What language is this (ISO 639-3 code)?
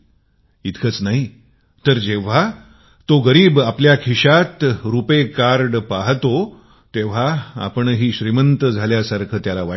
mar